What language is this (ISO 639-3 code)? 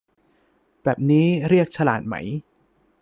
tha